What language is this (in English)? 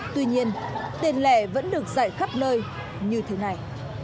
Vietnamese